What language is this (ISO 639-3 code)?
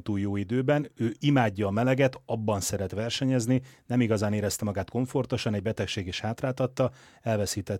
hun